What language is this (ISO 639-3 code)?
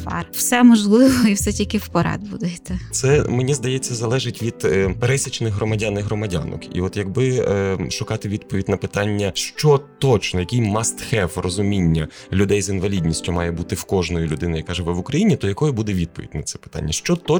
ukr